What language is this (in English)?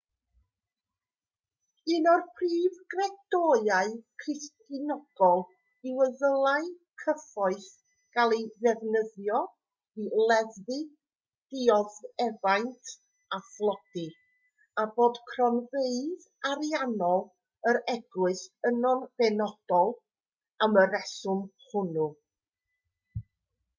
Welsh